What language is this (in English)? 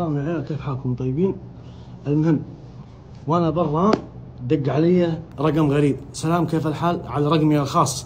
Arabic